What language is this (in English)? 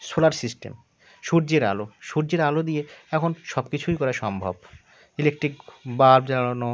Bangla